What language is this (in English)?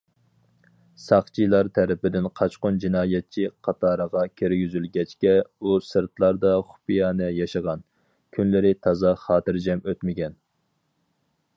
Uyghur